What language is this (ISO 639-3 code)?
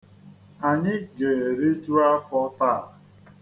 ibo